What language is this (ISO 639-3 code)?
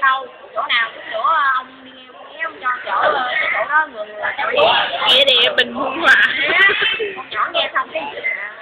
vie